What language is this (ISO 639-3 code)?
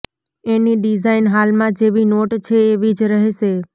guj